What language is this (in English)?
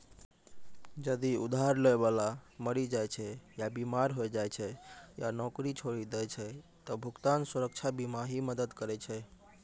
Maithili